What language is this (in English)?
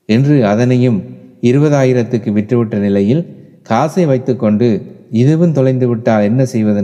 Tamil